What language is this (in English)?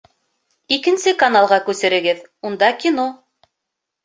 Bashkir